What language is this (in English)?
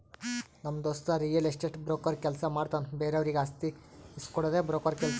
Kannada